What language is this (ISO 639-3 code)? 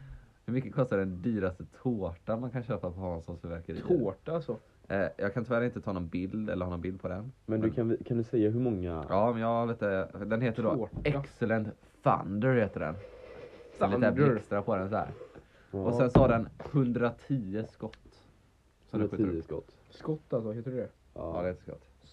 swe